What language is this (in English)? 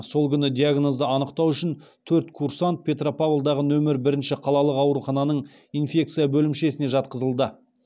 Kazakh